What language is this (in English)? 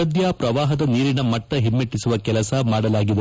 Kannada